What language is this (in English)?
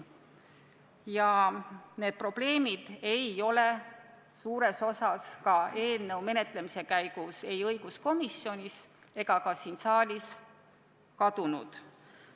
Estonian